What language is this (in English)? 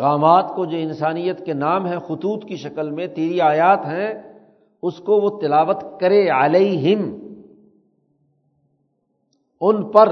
Urdu